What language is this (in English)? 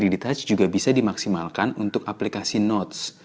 Indonesian